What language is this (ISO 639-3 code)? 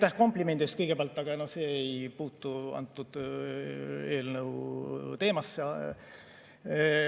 est